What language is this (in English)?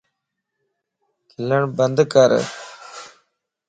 Lasi